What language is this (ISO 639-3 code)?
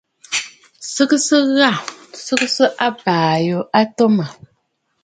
bfd